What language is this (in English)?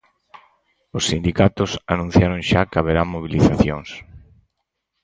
Galician